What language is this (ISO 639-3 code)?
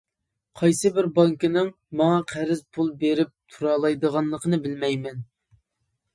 uig